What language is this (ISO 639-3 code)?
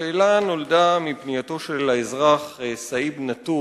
heb